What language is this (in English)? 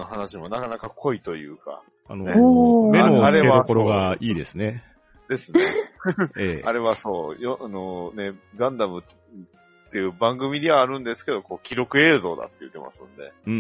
Japanese